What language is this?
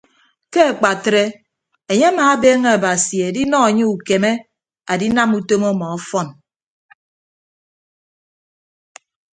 Ibibio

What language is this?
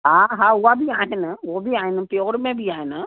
Sindhi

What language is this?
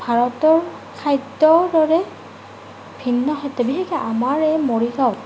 Assamese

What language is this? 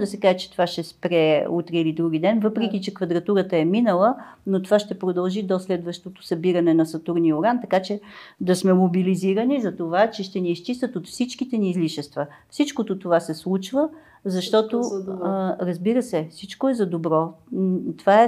Bulgarian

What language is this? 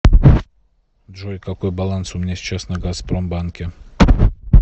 Russian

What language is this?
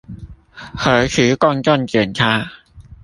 Chinese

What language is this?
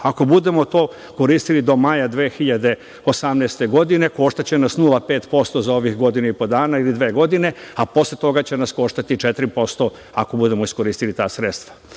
Serbian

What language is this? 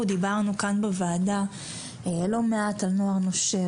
Hebrew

